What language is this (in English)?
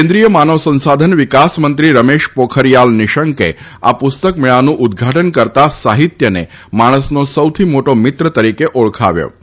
Gujarati